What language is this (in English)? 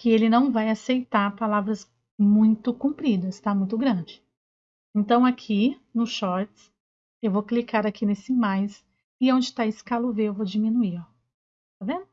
Portuguese